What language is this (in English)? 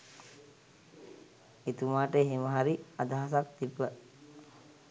Sinhala